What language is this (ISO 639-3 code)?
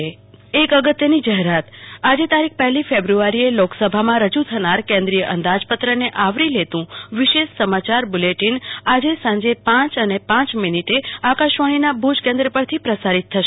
guj